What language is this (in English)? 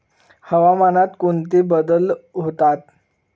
Marathi